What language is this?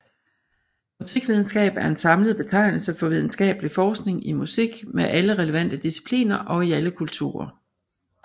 Danish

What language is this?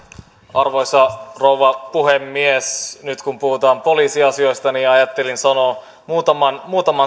Finnish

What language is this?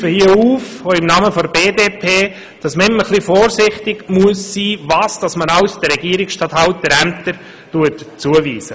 Swiss German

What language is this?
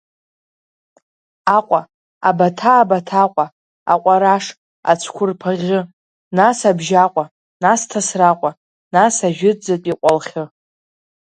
Abkhazian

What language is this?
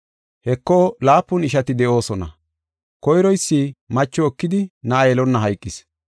Gofa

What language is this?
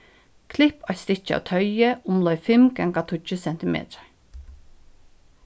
Faroese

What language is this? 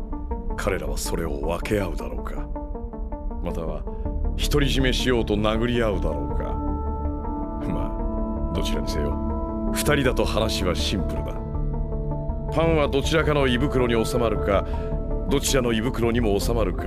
Japanese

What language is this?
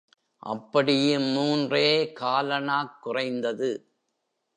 Tamil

